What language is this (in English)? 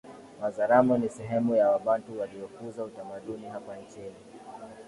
Swahili